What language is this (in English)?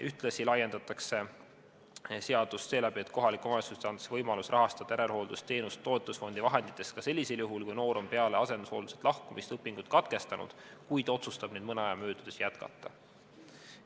Estonian